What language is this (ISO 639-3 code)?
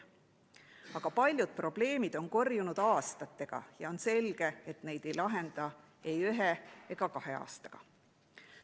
est